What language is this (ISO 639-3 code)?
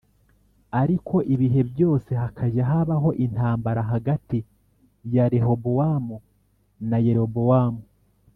kin